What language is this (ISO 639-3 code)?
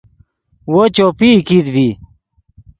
ydg